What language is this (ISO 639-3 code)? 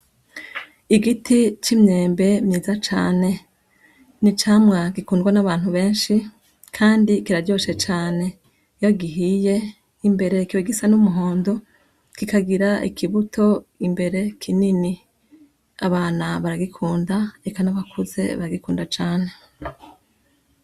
run